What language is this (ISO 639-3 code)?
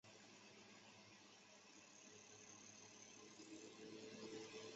zho